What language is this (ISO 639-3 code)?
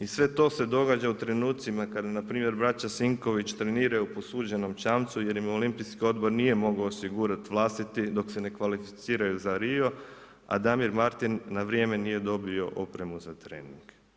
hrv